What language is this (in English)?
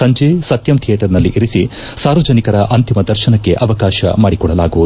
Kannada